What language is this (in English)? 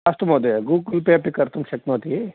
Sanskrit